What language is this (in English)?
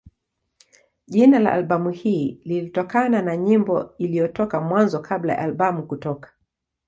Swahili